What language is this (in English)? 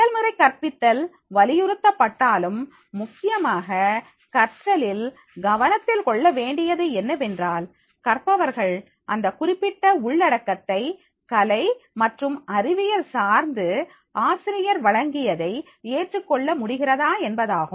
Tamil